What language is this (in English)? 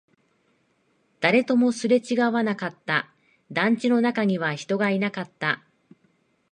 Japanese